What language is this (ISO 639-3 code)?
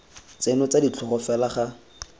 tsn